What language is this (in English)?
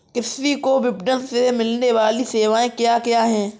Hindi